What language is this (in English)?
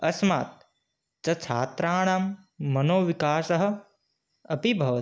Sanskrit